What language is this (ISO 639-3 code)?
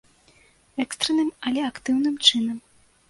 bel